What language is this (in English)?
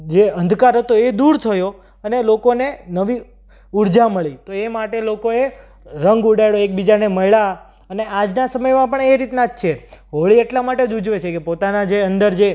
Gujarati